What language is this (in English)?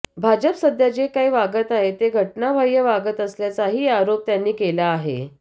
Marathi